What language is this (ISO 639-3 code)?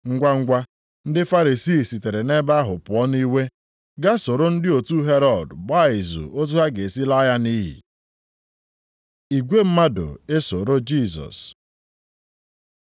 ibo